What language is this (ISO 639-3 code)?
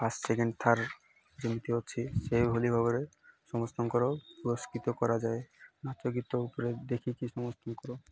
ori